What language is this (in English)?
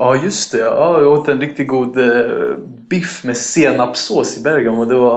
Swedish